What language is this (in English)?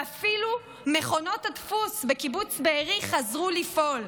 Hebrew